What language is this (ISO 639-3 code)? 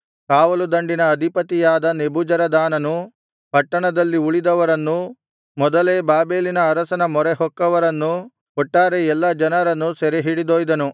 kan